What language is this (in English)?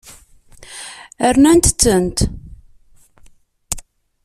Kabyle